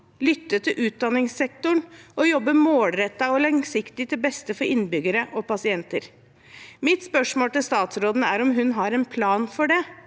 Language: Norwegian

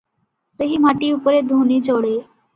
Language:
Odia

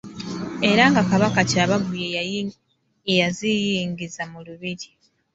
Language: Ganda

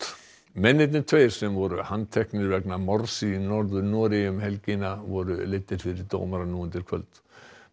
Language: Icelandic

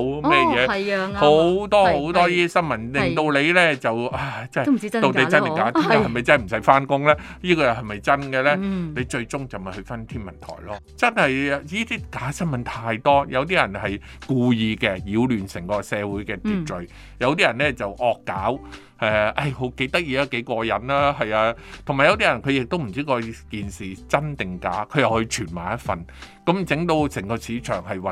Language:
Chinese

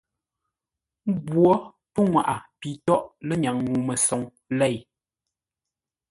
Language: Ngombale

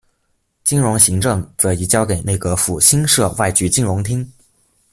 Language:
Chinese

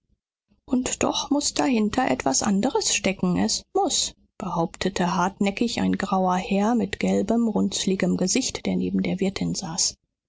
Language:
German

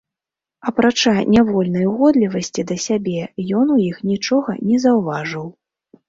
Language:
Belarusian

